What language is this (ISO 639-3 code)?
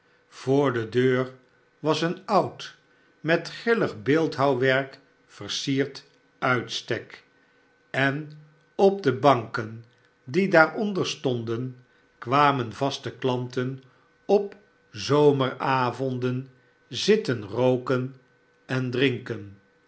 nld